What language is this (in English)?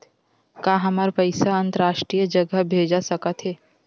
Chhattisgarhi